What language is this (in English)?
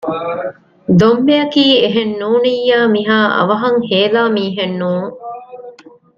Divehi